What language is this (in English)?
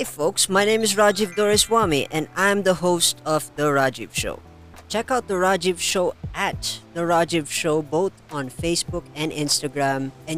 Filipino